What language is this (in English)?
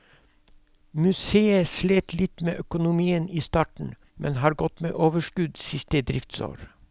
Norwegian